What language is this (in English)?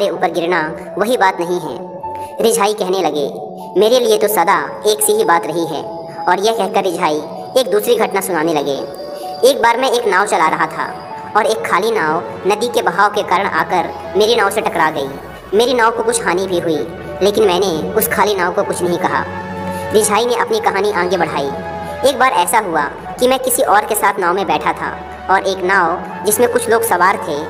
Hindi